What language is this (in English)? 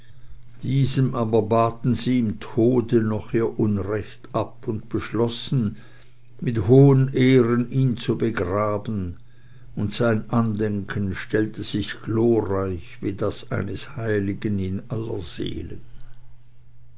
German